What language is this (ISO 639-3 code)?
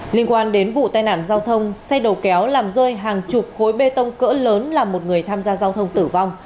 vie